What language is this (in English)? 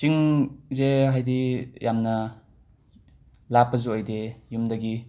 Manipuri